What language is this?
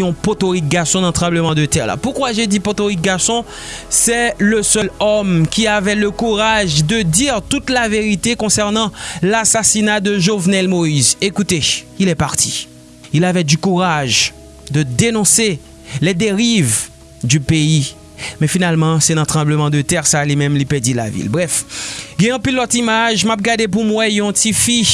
French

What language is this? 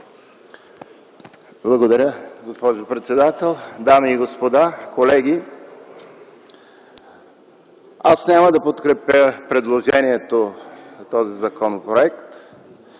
Bulgarian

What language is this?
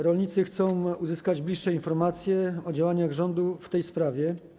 Polish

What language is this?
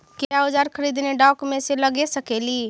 Magahi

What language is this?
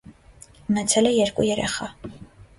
Armenian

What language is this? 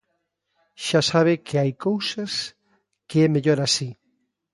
Galician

